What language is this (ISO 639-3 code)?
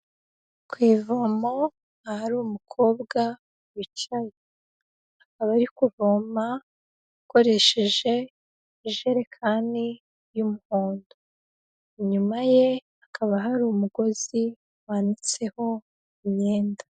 kin